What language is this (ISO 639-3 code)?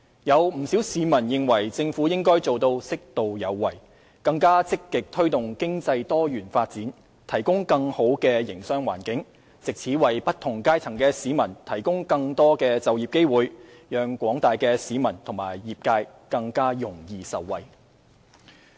yue